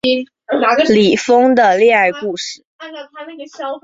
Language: Chinese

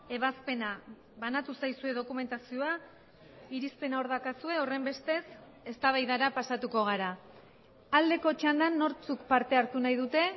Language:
Basque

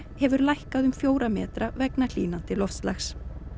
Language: Icelandic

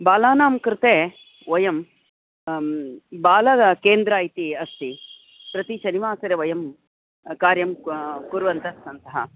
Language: Sanskrit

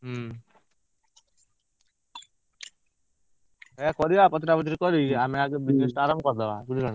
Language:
Odia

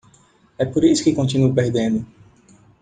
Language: Portuguese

